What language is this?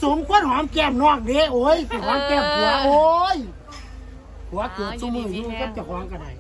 Thai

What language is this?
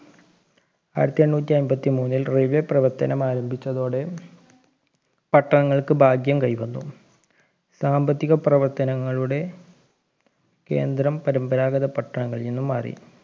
Malayalam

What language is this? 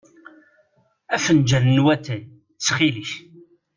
Kabyle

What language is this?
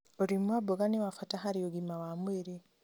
Kikuyu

